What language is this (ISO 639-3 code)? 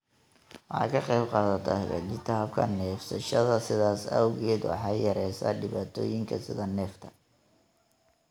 som